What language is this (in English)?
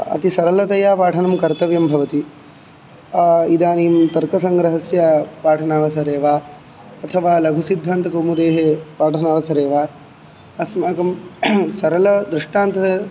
Sanskrit